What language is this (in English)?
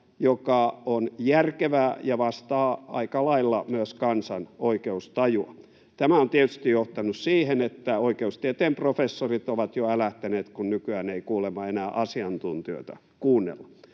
Finnish